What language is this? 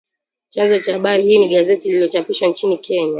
Swahili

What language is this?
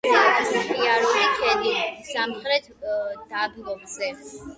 Georgian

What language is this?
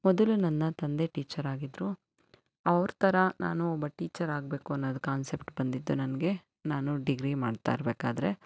Kannada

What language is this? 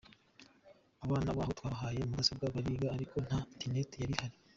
Kinyarwanda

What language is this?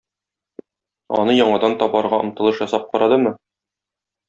Tatar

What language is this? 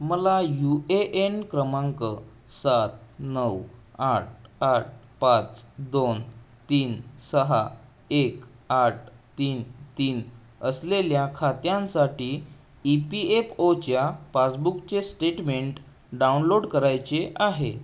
Marathi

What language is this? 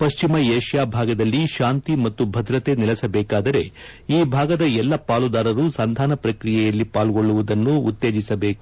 Kannada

